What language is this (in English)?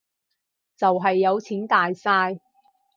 Cantonese